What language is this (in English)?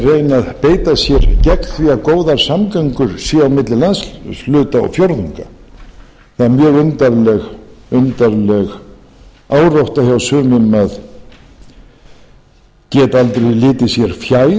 Icelandic